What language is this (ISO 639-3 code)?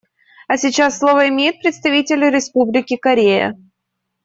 rus